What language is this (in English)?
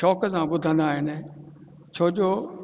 Sindhi